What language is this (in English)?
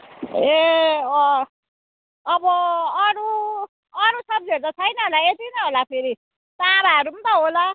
Nepali